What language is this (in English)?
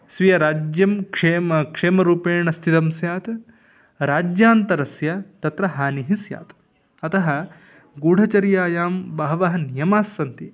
Sanskrit